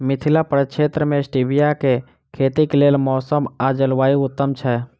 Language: Maithili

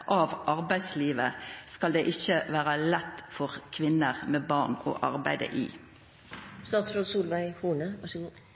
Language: Norwegian Nynorsk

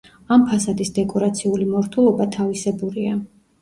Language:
Georgian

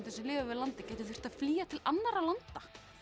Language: Icelandic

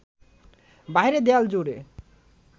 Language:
Bangla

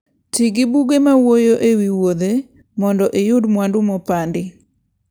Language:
Luo (Kenya and Tanzania)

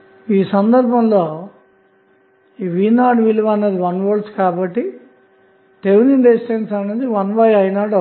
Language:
Telugu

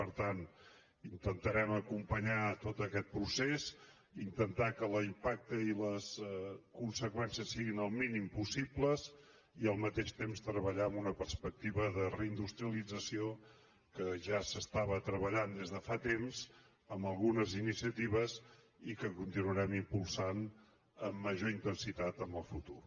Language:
Catalan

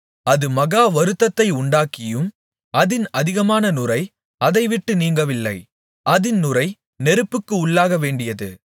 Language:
Tamil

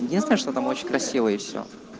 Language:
Russian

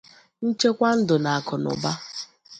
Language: Igbo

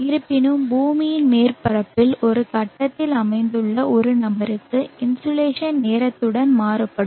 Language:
Tamil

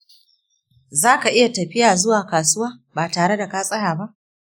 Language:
Hausa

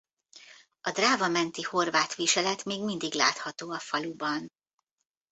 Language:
Hungarian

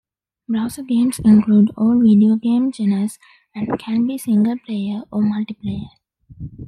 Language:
English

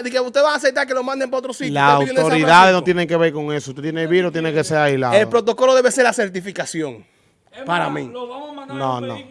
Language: Spanish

